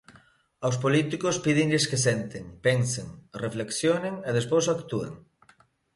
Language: Galician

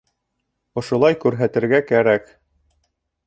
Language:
Bashkir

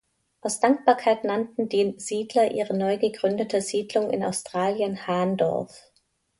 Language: German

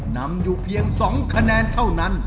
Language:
Thai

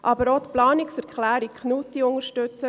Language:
Swiss German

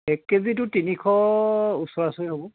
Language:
Assamese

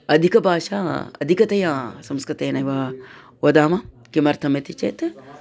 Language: Sanskrit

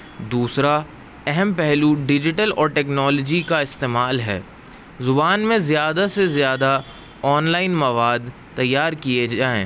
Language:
Urdu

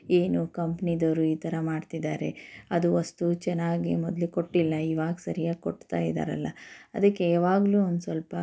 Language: Kannada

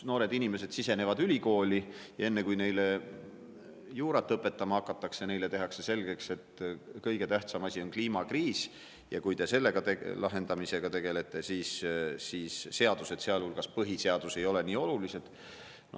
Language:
Estonian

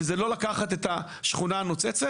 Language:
Hebrew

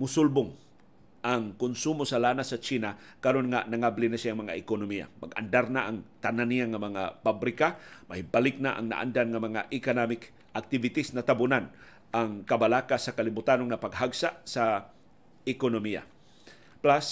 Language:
Filipino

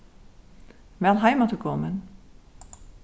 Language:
Faroese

